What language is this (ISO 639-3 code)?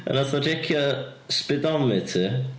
cym